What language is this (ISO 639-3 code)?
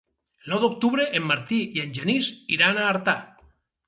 cat